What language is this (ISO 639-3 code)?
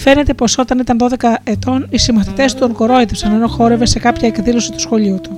ell